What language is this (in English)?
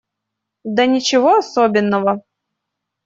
Russian